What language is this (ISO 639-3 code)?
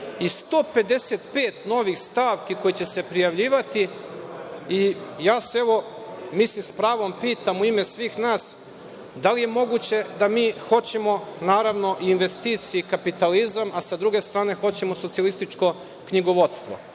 srp